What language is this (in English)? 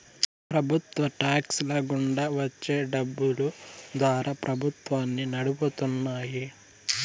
Telugu